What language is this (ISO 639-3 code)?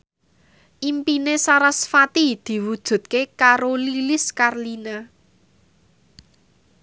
jav